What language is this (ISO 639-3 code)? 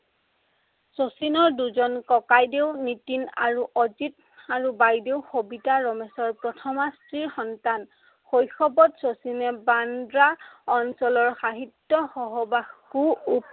asm